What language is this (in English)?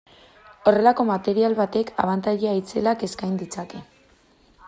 Basque